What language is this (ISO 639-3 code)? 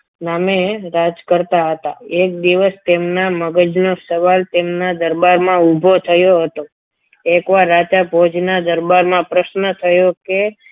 guj